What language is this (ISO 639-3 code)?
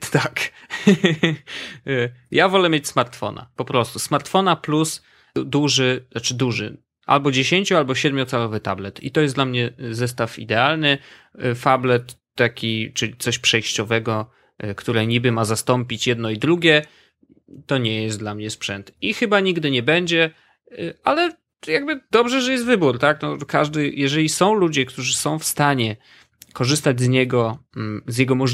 pol